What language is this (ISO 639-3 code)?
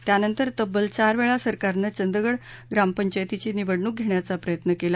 mar